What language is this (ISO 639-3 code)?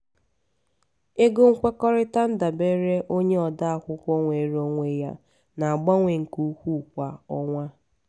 ibo